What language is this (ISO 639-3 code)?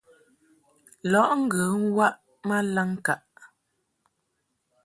mhk